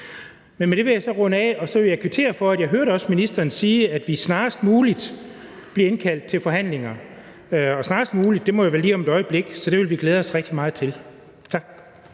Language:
Danish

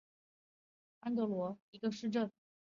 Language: Chinese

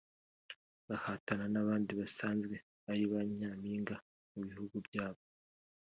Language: Kinyarwanda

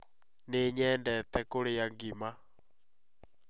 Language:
Kikuyu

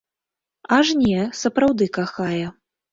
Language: Belarusian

